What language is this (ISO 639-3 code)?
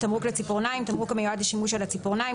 heb